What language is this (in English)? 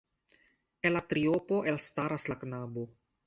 Esperanto